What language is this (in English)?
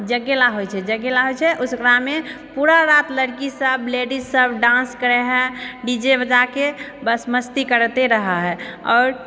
Maithili